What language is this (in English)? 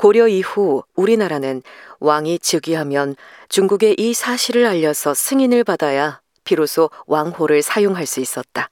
Korean